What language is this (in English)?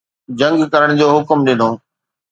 Sindhi